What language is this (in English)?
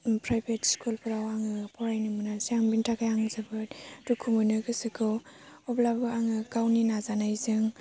Bodo